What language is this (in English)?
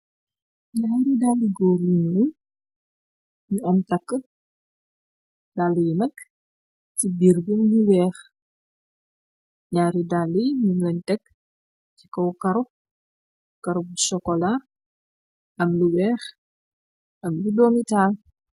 Wolof